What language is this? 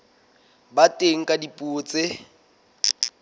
Southern Sotho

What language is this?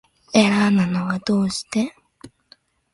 Japanese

